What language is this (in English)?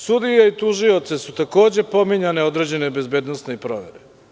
Serbian